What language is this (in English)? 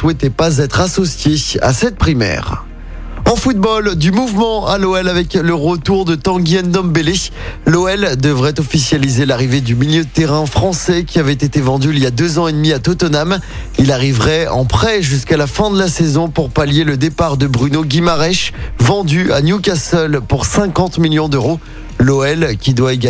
French